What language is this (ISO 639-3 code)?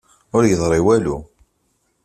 kab